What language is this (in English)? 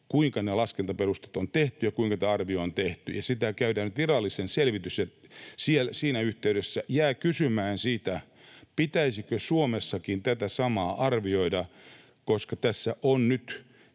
Finnish